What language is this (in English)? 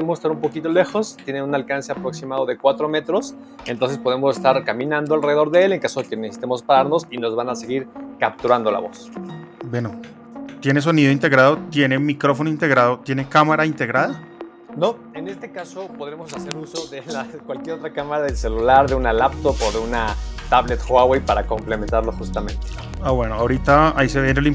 Spanish